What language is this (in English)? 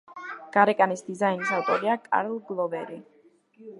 Georgian